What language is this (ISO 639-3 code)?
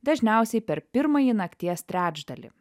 lit